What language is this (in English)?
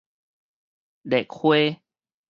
Min Nan Chinese